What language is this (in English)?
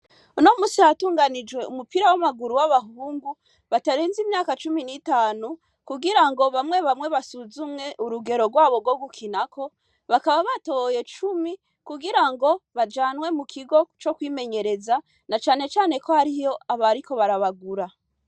Rundi